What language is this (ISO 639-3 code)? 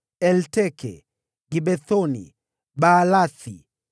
swa